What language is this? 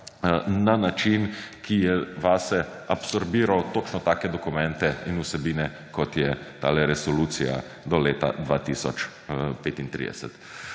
Slovenian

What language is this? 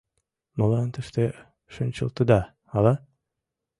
Mari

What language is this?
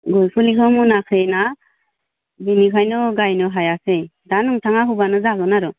Bodo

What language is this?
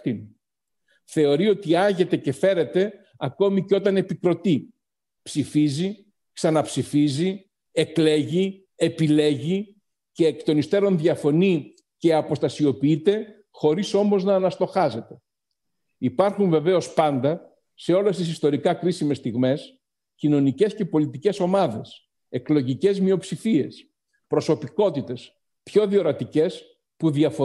Greek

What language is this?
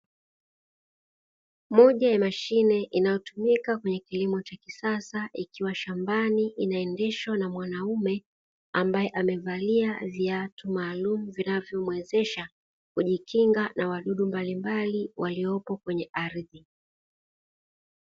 Swahili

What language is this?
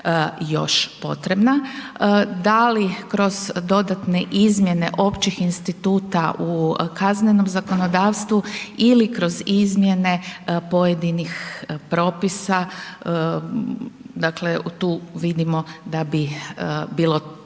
Croatian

